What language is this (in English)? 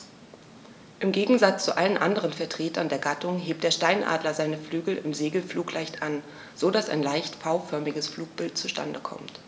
German